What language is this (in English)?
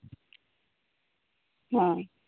Santali